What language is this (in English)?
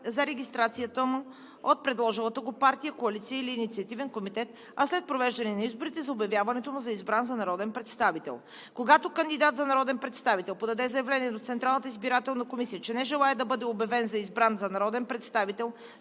Bulgarian